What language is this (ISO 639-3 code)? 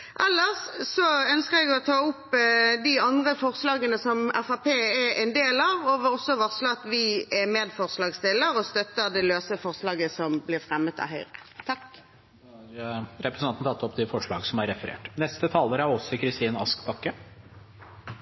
nor